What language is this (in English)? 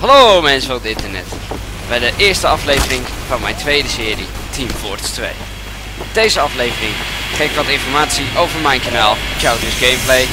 Dutch